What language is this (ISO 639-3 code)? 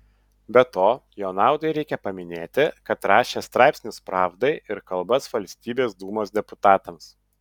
lit